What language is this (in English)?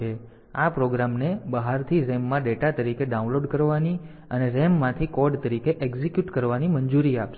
Gujarati